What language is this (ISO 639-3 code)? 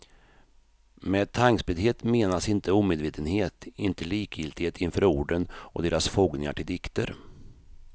swe